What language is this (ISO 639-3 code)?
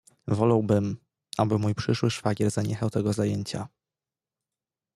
pol